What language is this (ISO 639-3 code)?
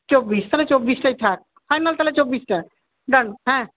ben